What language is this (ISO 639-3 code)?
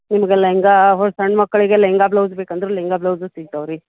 kan